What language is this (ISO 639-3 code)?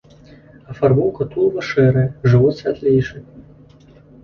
bel